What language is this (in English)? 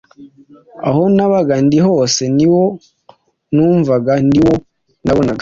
Kinyarwanda